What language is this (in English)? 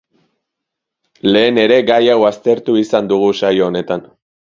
Basque